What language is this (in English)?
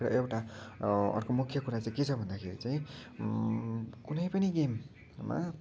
Nepali